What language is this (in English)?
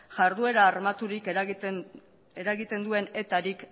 Basque